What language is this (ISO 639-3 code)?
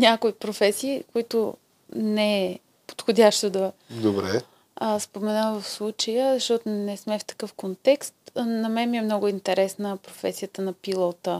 bul